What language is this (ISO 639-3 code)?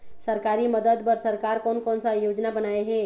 hne